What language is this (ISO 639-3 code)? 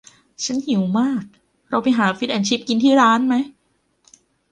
tha